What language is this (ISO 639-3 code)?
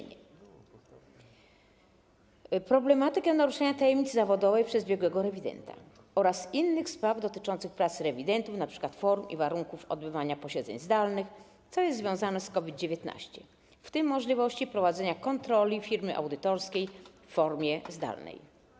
pol